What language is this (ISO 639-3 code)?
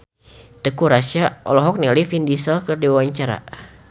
sun